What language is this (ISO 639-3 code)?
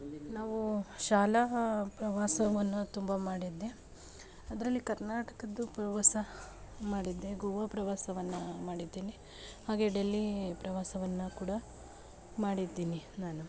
kan